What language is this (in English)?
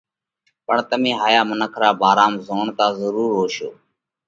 Parkari Koli